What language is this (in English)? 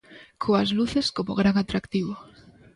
Galician